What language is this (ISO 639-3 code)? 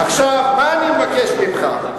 heb